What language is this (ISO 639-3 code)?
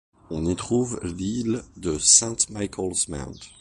fra